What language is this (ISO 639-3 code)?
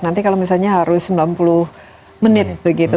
ind